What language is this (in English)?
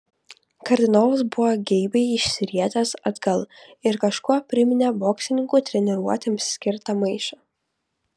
Lithuanian